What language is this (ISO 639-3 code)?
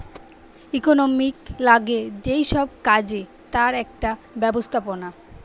ben